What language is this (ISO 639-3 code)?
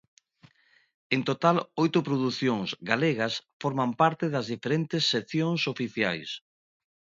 glg